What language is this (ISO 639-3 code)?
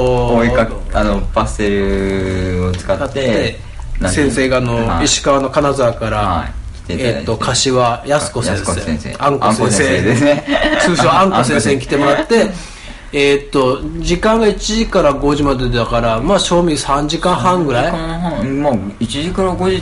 jpn